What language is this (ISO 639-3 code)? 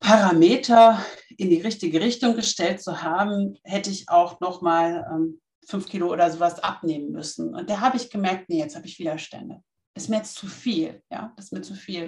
deu